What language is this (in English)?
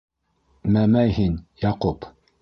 Bashkir